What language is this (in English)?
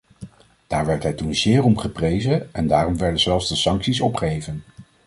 Dutch